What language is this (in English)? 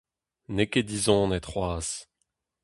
Breton